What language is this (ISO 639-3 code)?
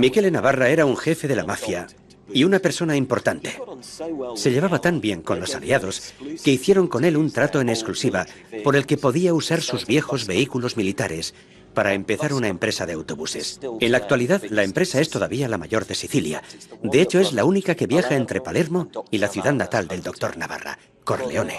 spa